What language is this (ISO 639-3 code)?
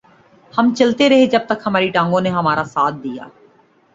urd